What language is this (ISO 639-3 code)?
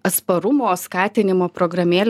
lit